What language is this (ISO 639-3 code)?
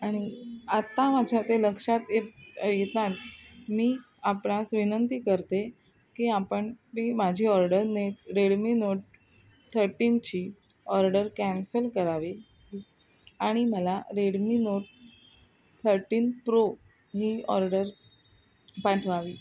mar